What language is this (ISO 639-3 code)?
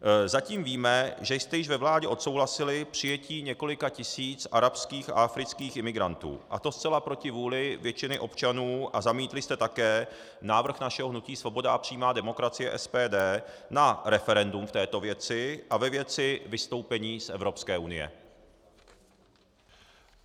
ces